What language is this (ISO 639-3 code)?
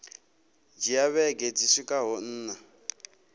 ven